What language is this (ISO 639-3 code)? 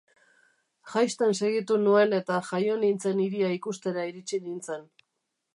eus